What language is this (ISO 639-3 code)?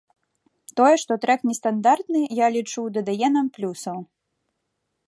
bel